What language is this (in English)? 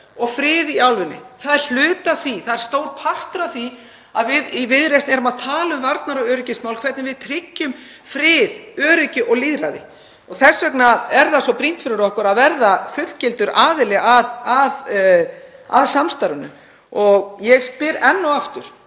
Icelandic